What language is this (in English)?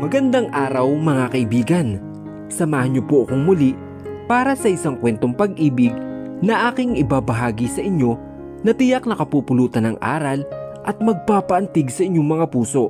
Filipino